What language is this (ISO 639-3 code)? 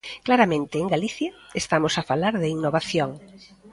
glg